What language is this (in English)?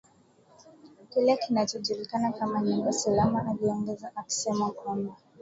Swahili